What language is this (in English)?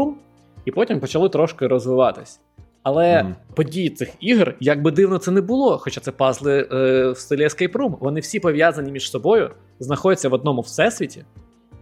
Ukrainian